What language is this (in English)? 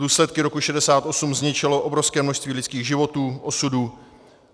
Czech